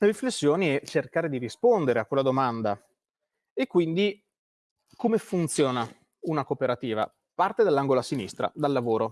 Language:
Italian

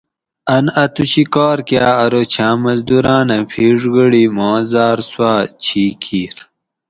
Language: Gawri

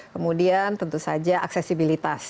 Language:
Indonesian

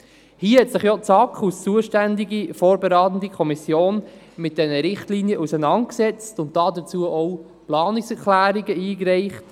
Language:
Swiss German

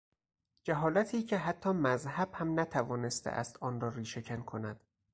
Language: Persian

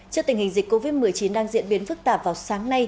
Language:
Vietnamese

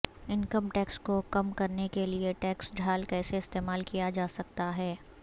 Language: Urdu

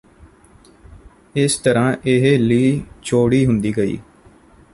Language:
Punjabi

